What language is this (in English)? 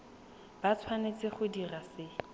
Tswana